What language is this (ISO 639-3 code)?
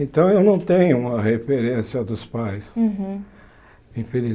por